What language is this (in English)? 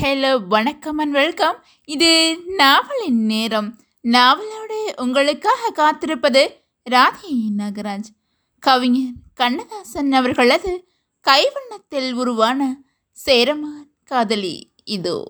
Tamil